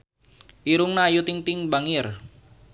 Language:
Sundanese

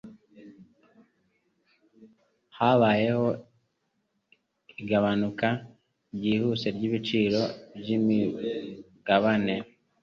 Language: Kinyarwanda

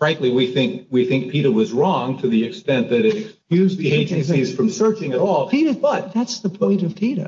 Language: English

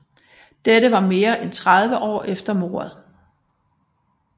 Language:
Danish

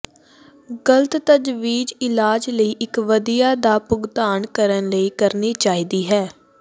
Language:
Punjabi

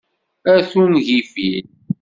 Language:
Kabyle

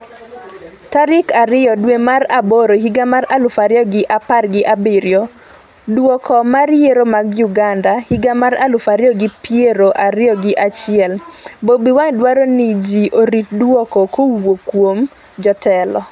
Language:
Luo (Kenya and Tanzania)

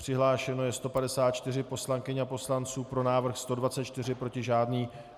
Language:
Czech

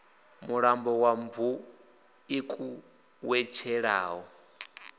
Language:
Venda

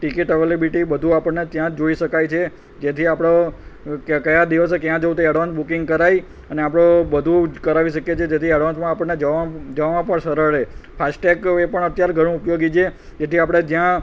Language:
Gujarati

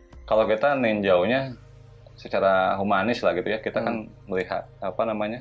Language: Indonesian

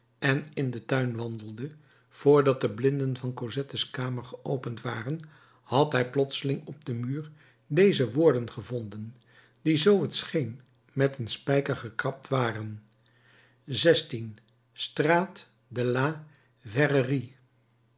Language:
Dutch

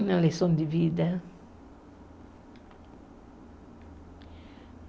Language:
Portuguese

